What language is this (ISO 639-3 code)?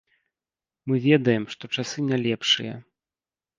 bel